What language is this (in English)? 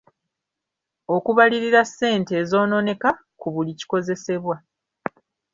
Ganda